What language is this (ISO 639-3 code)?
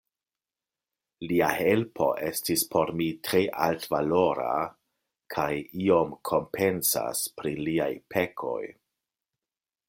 epo